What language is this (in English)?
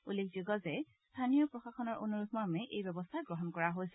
Assamese